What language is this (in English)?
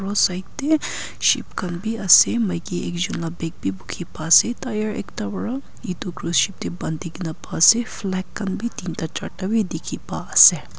Naga Pidgin